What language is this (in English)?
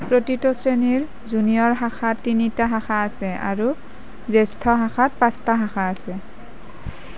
Assamese